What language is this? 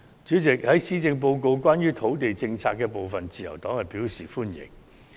Cantonese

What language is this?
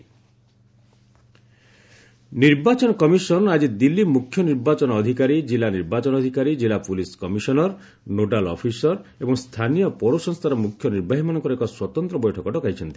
Odia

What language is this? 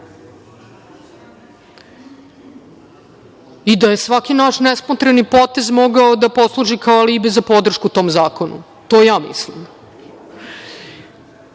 Serbian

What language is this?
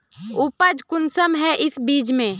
Magahi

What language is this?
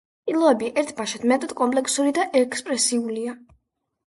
Georgian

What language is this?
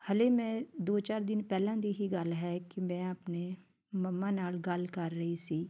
Punjabi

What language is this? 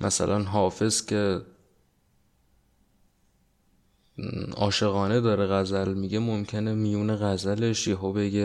Persian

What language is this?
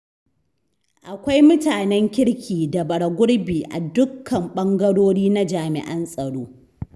Hausa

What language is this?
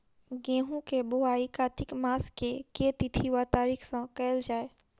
Maithili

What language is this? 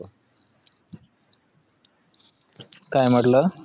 Marathi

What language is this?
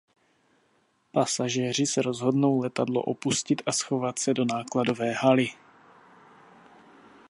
Czech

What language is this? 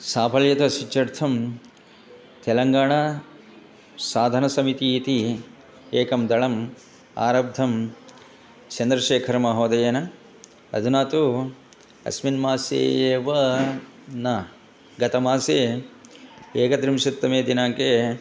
Sanskrit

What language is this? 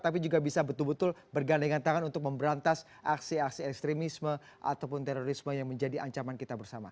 Indonesian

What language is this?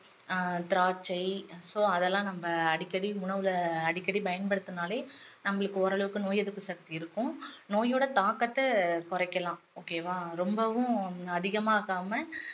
Tamil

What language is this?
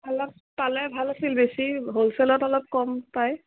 Assamese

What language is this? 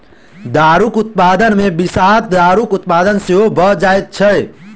Maithili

